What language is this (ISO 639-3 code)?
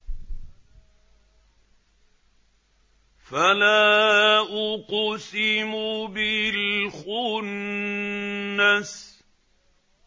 ara